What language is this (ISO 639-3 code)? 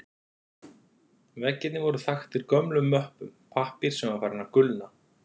isl